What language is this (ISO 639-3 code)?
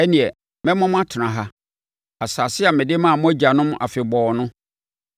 aka